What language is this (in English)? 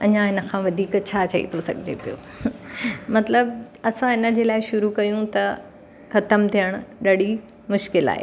Sindhi